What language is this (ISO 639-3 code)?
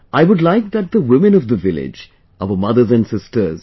eng